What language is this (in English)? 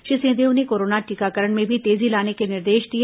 Hindi